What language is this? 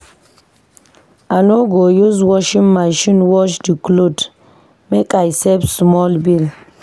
Nigerian Pidgin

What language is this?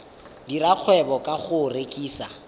Tswana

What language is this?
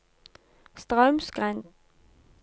Norwegian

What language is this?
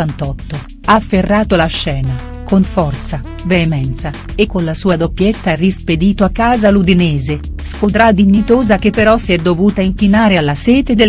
Italian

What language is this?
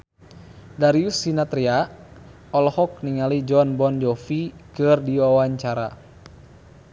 Sundanese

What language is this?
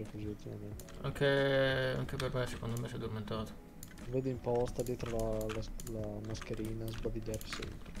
Italian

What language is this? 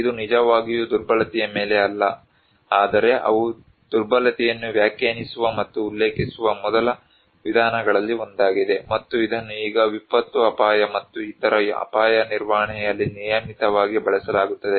Kannada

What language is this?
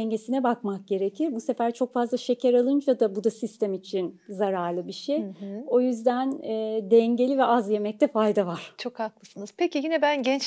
Turkish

